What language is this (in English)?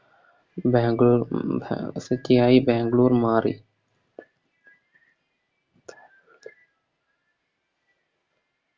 Malayalam